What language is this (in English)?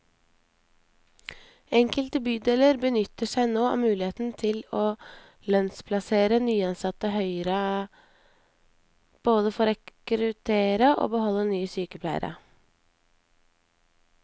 Norwegian